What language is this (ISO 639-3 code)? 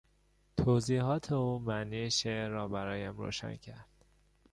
fas